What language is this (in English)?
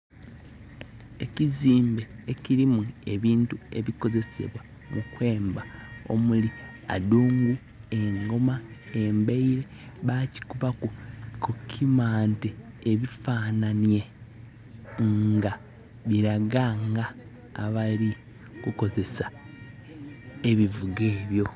Soga